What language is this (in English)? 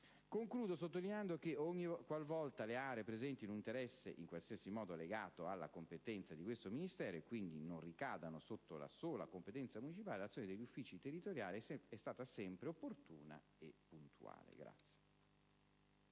Italian